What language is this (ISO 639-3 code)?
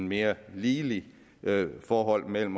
dan